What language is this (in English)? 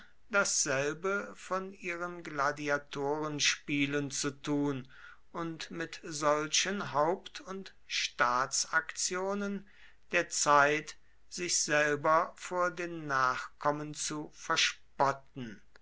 German